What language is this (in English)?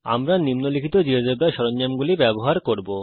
Bangla